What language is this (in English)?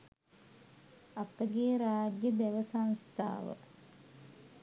Sinhala